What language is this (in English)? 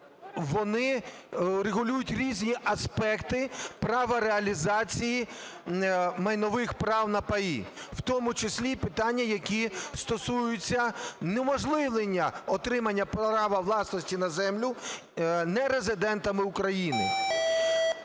Ukrainian